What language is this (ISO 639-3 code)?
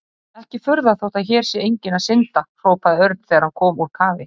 isl